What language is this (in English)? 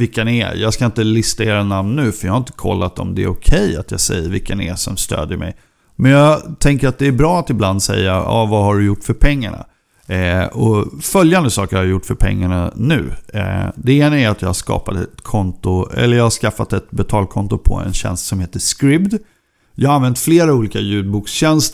Swedish